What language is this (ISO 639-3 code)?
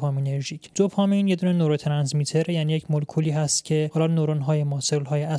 fas